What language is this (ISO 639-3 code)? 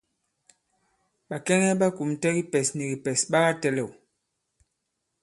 abb